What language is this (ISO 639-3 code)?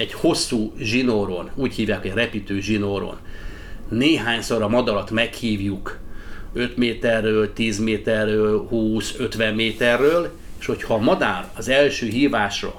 hun